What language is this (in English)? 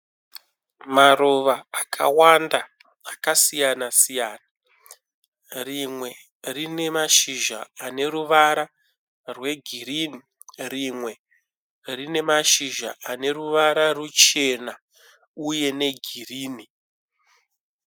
Shona